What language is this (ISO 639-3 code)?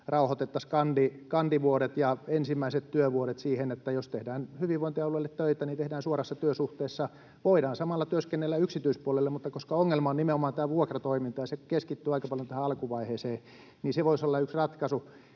fin